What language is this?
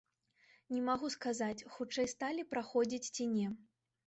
Belarusian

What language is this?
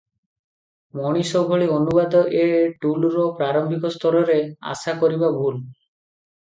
Odia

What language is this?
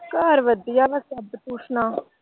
Punjabi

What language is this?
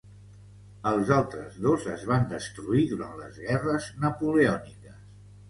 Catalan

